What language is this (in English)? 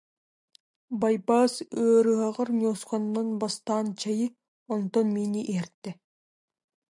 Yakut